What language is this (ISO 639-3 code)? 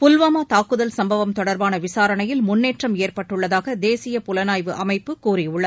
tam